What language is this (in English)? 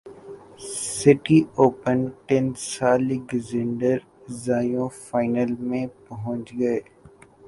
Urdu